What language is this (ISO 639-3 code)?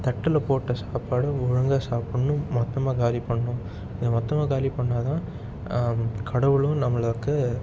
tam